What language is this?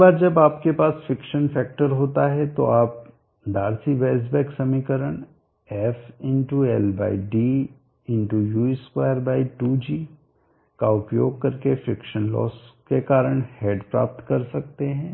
Hindi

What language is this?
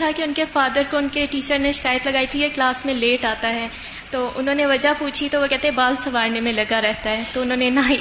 Urdu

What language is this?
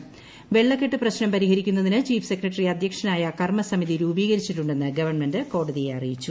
Malayalam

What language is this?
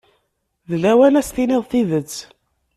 Kabyle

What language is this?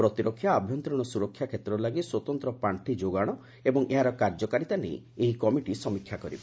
Odia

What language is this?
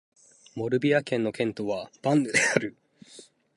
Japanese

